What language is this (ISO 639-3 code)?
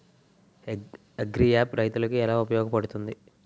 tel